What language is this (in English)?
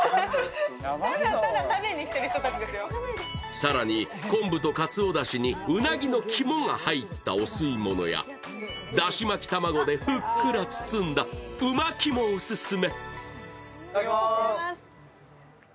Japanese